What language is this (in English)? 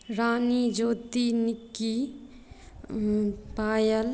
Maithili